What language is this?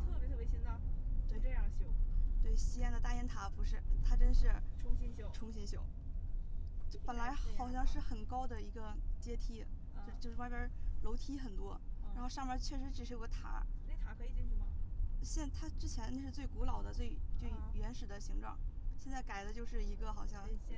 Chinese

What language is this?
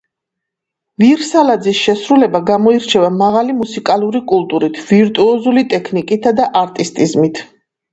Georgian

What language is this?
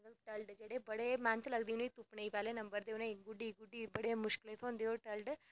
Dogri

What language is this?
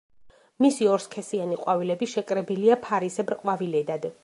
Georgian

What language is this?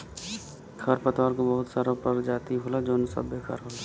Bhojpuri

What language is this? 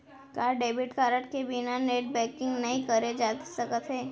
Chhattisgarhi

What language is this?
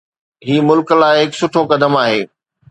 Sindhi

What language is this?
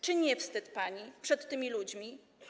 Polish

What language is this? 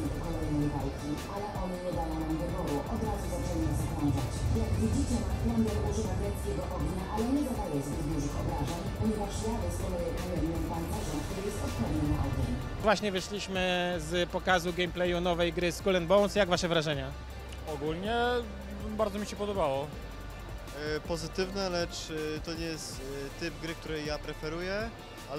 Polish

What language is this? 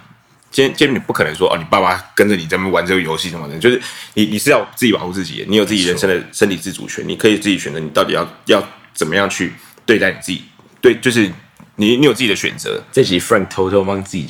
Chinese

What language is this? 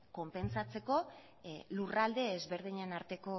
Basque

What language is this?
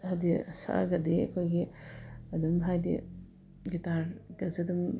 Manipuri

